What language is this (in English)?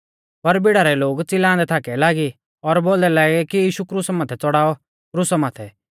Mahasu Pahari